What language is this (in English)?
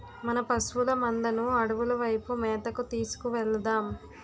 Telugu